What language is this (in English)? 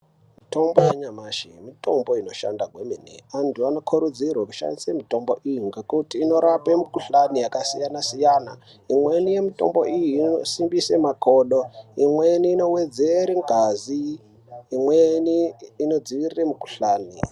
Ndau